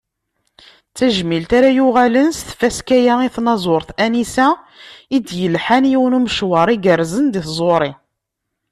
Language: Kabyle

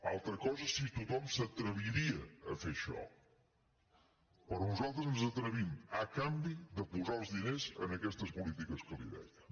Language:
Catalan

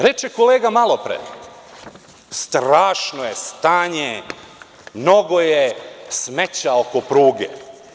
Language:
Serbian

